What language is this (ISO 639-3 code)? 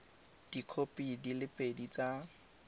tsn